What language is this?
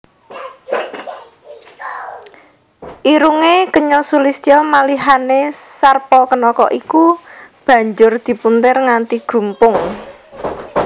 Javanese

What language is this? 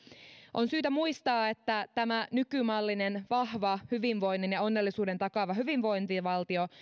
Finnish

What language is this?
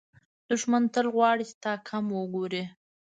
Pashto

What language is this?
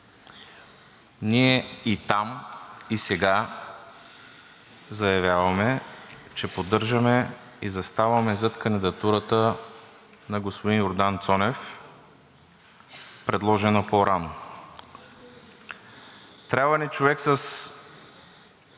Bulgarian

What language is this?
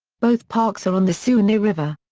English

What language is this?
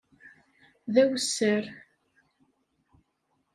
Kabyle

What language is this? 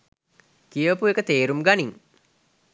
Sinhala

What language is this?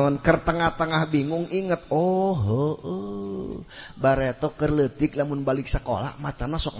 Indonesian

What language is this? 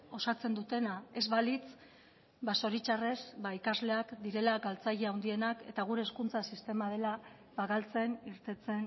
Basque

